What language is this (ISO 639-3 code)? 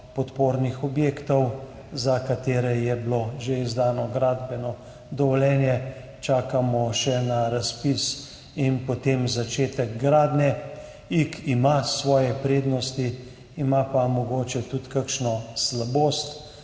slv